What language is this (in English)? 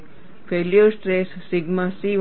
Gujarati